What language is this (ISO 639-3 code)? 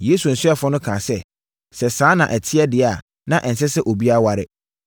aka